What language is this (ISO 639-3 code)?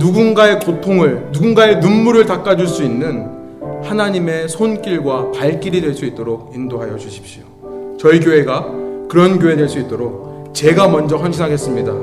kor